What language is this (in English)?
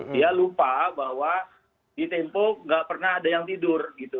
Indonesian